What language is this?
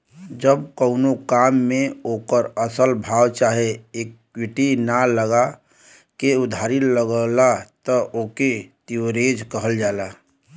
Bhojpuri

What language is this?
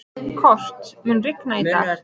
Icelandic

